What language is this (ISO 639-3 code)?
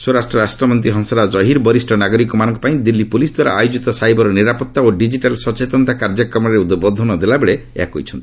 ori